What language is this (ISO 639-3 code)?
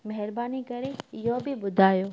snd